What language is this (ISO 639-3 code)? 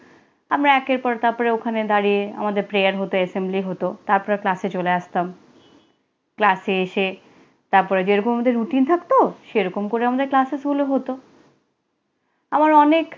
ben